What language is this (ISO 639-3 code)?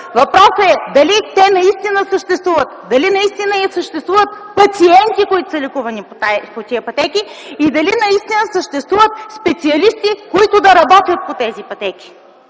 bul